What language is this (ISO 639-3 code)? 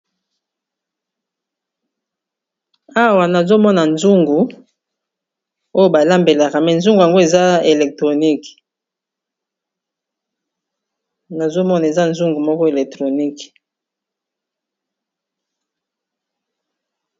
lin